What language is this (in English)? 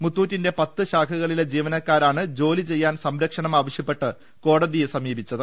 Malayalam